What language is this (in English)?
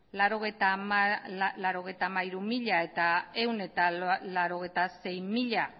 Basque